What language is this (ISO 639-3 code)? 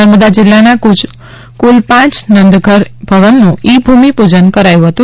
guj